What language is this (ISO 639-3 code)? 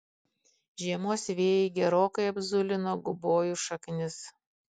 lit